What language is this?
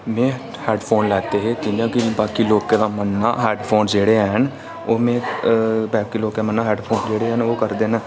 Dogri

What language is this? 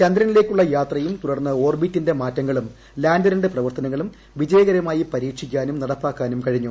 Malayalam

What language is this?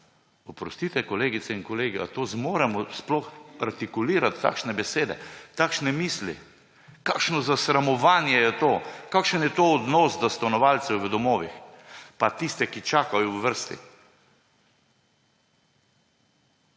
Slovenian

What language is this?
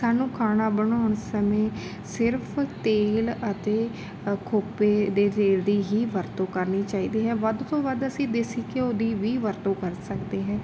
Punjabi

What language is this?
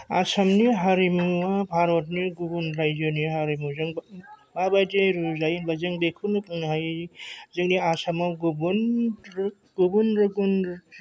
Bodo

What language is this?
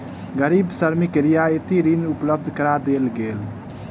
Maithili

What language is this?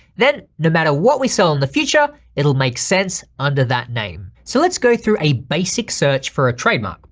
English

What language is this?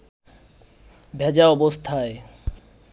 Bangla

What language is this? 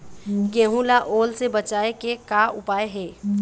Chhattisgarhi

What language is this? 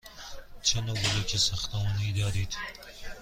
Persian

